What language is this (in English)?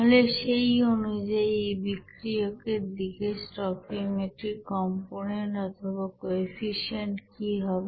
Bangla